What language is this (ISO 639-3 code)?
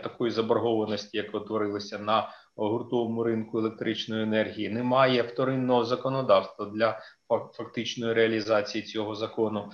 ukr